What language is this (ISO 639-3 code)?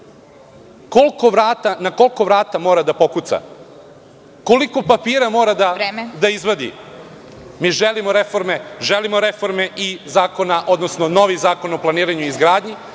srp